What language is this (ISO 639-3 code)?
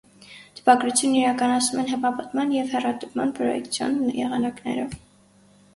hye